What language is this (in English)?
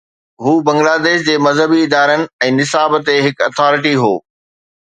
Sindhi